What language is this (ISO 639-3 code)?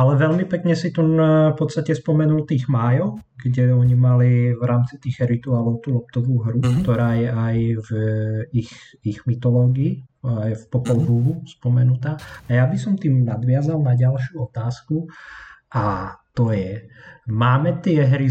slk